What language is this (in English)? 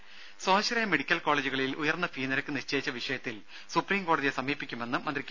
Malayalam